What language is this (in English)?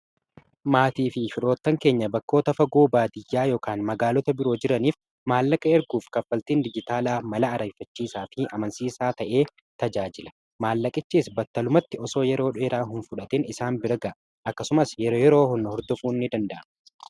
Oromo